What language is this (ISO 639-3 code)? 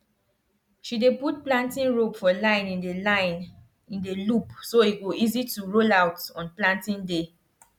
pcm